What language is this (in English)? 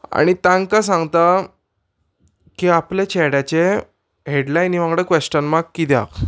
Konkani